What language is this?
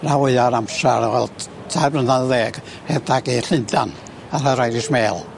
Welsh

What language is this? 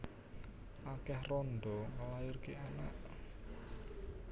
Javanese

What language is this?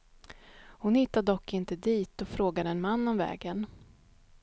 Swedish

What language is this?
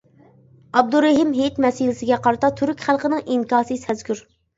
Uyghur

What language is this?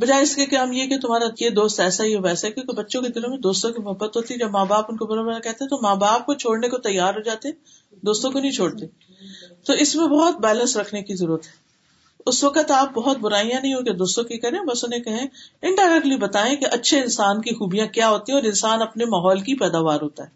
Urdu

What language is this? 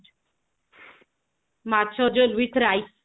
Odia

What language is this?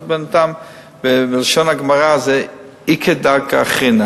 Hebrew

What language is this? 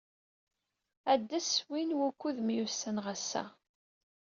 Kabyle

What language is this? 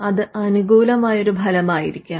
Malayalam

